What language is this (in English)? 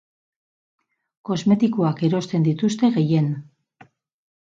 Basque